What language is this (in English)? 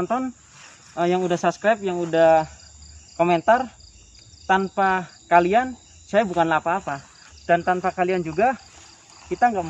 Indonesian